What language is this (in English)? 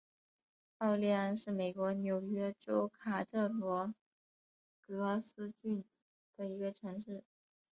Chinese